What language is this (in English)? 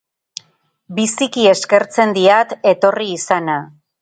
Basque